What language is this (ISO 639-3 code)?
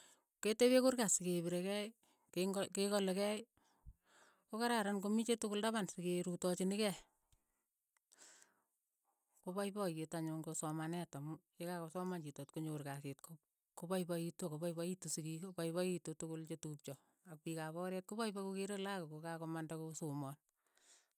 eyo